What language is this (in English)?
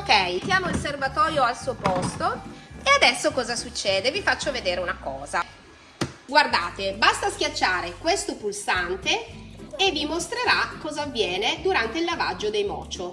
Italian